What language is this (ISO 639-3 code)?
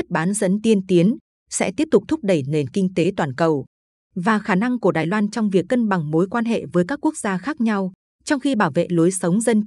vie